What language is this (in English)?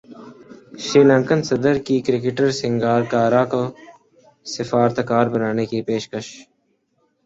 Urdu